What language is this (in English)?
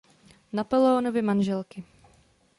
Czech